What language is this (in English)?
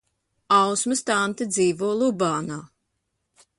Latvian